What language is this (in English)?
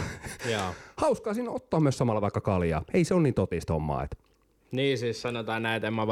Finnish